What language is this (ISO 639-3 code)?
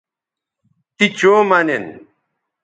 btv